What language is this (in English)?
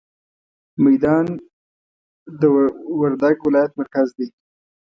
Pashto